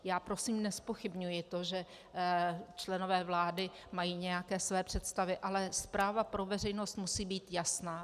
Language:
Czech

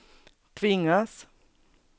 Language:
Swedish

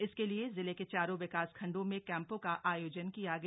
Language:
Hindi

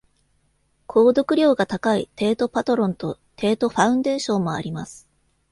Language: Japanese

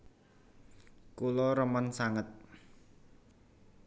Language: Javanese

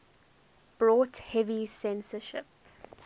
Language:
English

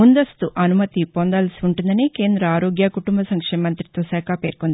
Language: Telugu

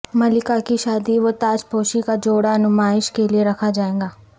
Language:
Urdu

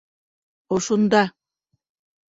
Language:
Bashkir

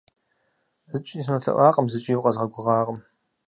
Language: Kabardian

